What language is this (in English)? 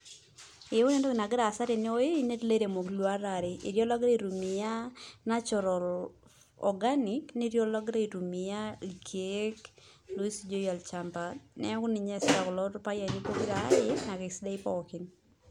Masai